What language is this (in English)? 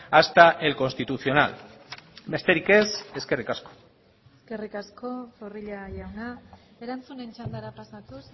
Basque